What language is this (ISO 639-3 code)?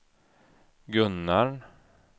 swe